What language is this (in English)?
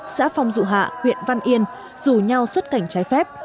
Vietnamese